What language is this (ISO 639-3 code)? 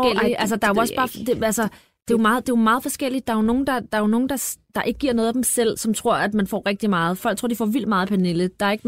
dan